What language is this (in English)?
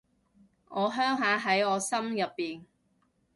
Cantonese